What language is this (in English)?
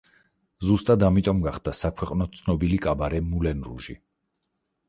Georgian